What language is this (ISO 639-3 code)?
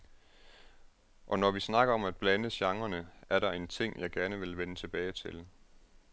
dan